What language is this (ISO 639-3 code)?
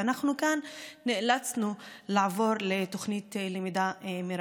heb